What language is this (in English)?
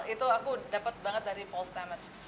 Indonesian